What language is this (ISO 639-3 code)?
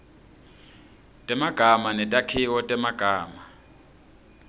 ssw